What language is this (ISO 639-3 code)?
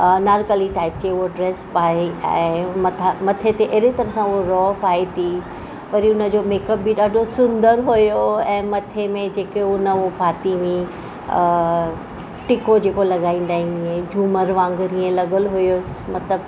snd